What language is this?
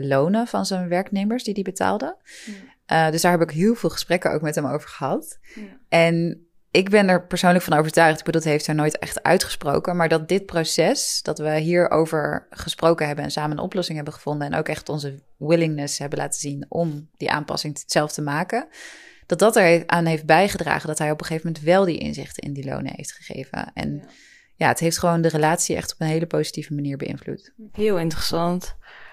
Dutch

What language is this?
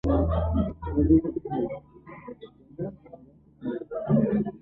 Uzbek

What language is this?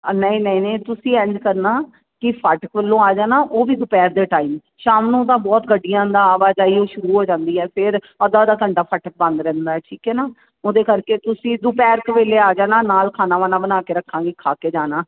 Punjabi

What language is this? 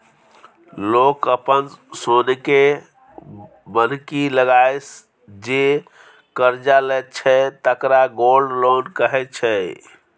Maithili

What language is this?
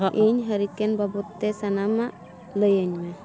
Santali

